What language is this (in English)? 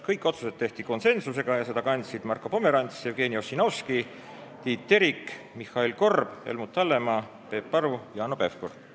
Estonian